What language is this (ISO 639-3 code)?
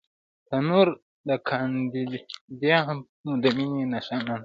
pus